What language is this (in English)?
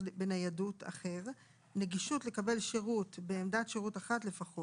Hebrew